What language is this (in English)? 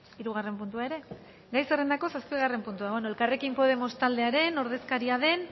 Basque